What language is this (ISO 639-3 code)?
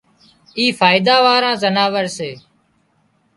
kxp